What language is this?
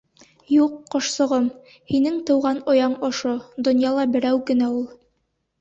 Bashkir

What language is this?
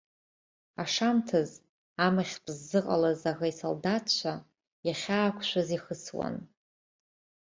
Abkhazian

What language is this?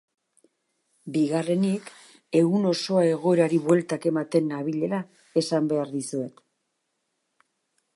Basque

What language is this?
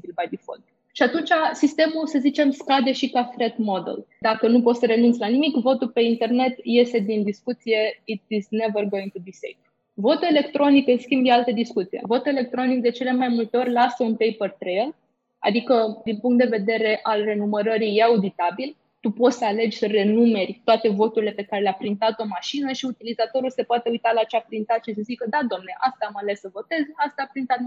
Romanian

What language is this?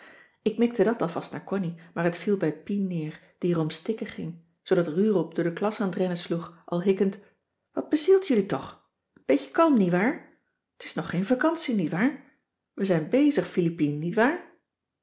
Dutch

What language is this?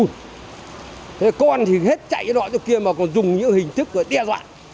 Vietnamese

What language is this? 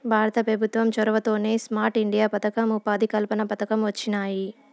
Telugu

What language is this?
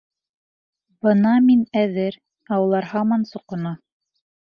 Bashkir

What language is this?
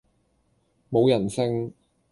Cantonese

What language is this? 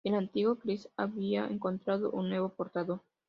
Spanish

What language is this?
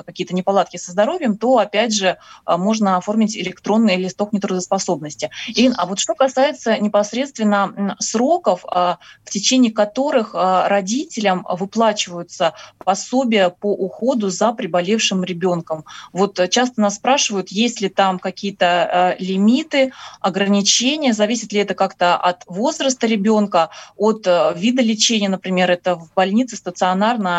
Russian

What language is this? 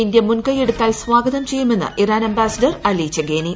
Malayalam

